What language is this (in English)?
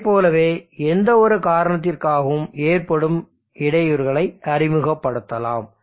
Tamil